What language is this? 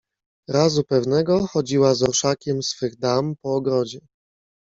Polish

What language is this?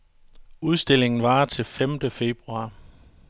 Danish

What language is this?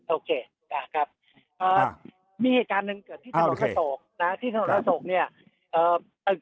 Thai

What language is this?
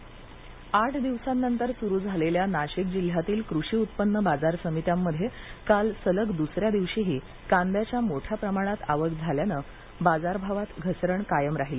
Marathi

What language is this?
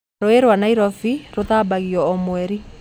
Kikuyu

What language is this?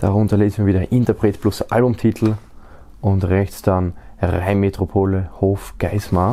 German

